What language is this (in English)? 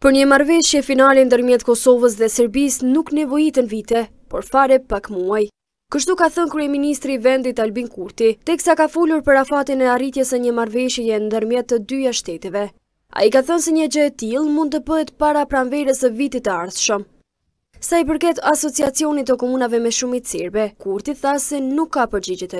Romanian